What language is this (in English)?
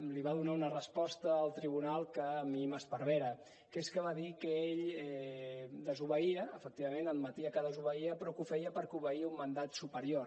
Catalan